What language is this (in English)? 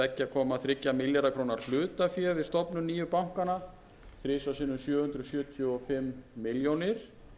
Icelandic